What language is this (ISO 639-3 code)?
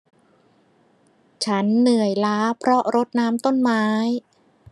tha